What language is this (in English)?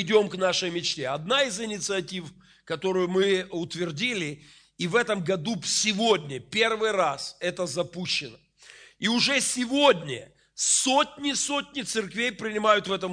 Russian